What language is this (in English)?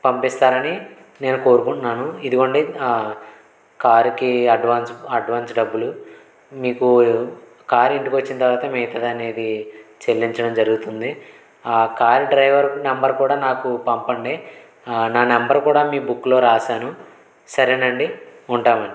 Telugu